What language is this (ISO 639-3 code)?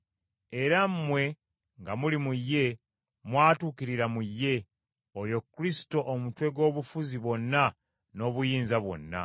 lug